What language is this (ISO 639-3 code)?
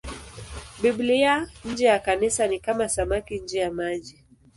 swa